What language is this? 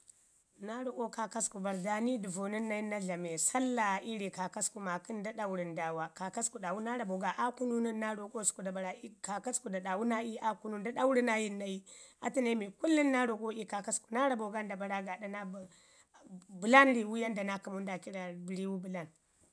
Ngizim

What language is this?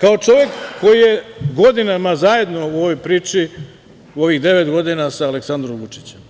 Serbian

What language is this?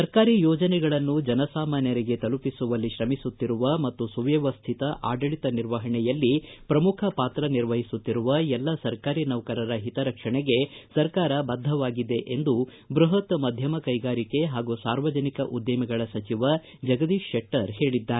Kannada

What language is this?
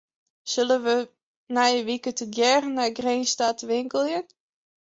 Western Frisian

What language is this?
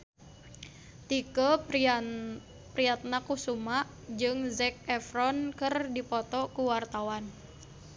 Sundanese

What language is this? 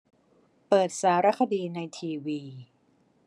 Thai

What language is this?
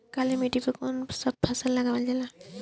Bhojpuri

